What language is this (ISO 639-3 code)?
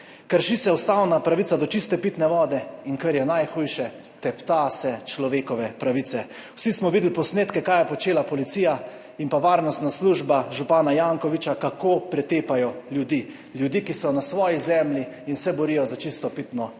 slv